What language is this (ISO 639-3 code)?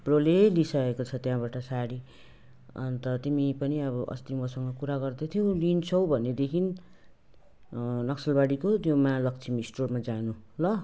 nep